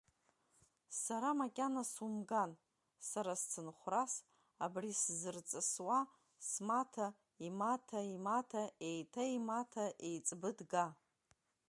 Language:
Abkhazian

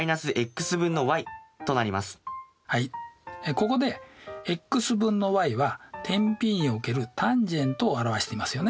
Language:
Japanese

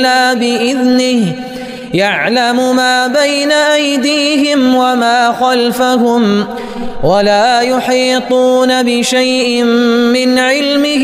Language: Arabic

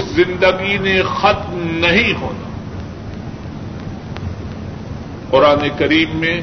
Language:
Urdu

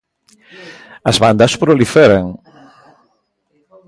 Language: Galician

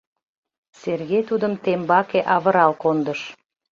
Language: Mari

